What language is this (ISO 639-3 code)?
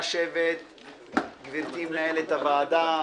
heb